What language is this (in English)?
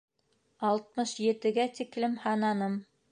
Bashkir